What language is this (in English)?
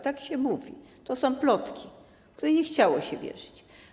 Polish